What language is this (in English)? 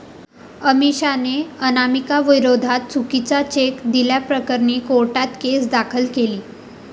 Marathi